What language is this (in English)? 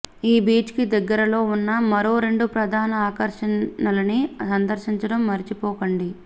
Telugu